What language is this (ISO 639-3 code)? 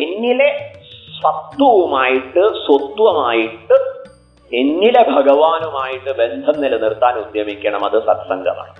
mal